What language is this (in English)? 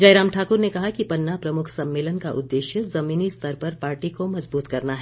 Hindi